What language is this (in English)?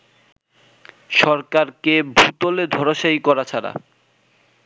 Bangla